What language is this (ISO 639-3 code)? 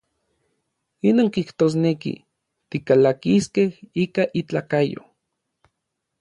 nlv